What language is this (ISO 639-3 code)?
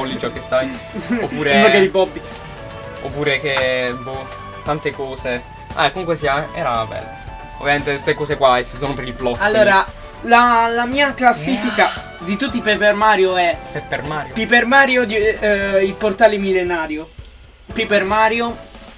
ita